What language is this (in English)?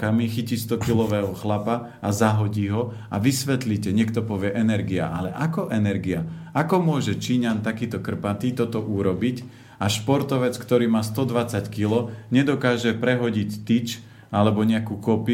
Slovak